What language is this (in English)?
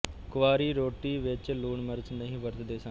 Punjabi